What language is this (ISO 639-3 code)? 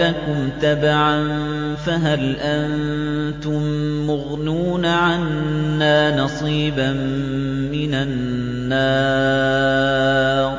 ara